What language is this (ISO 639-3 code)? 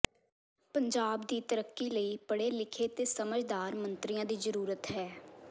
pan